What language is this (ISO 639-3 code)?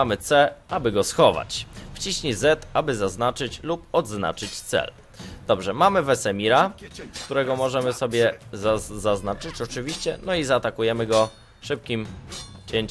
pol